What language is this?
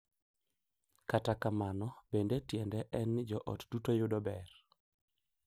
Luo (Kenya and Tanzania)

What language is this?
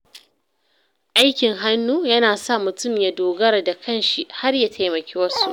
Hausa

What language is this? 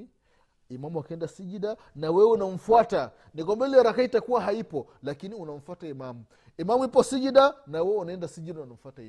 Swahili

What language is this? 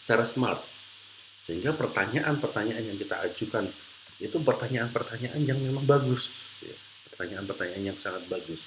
Indonesian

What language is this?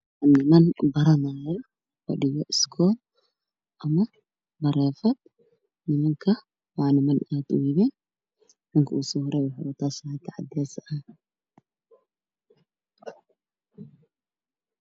Somali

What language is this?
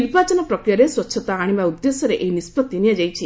Odia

